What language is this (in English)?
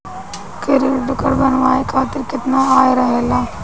Bhojpuri